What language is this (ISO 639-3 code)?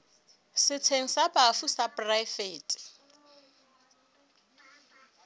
sot